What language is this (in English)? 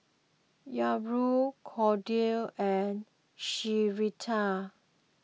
English